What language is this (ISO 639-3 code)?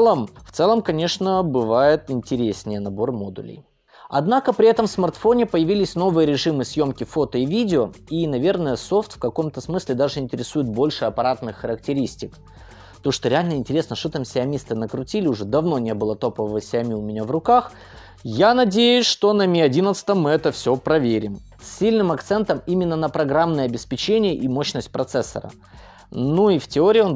rus